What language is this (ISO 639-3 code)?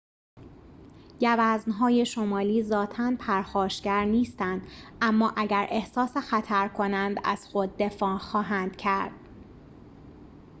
fas